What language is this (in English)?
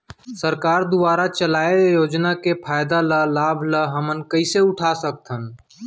Chhattisgarhi